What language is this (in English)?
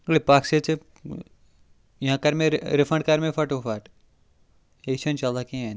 Kashmiri